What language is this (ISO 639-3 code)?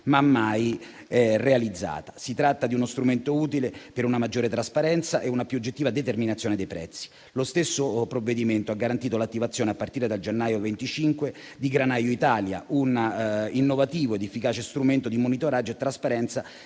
ita